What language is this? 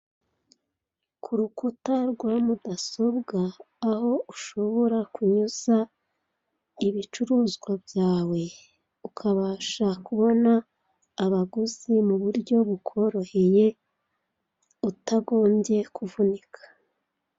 Kinyarwanda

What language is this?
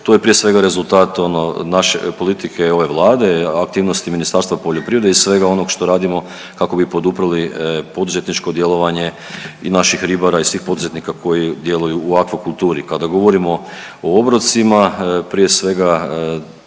Croatian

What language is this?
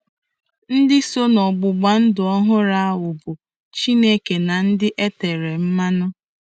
Igbo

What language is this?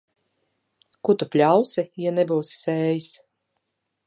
Latvian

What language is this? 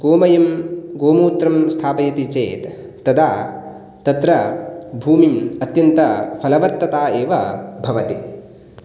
Sanskrit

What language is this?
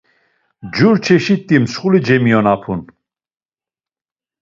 Laz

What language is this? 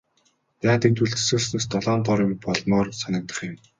Mongolian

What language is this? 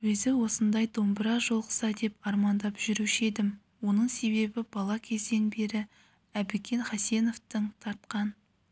Kazakh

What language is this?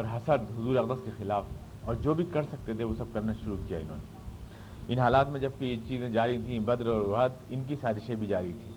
Urdu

